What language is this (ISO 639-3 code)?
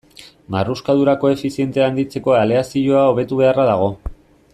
eus